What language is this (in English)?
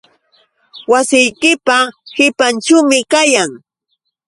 Yauyos Quechua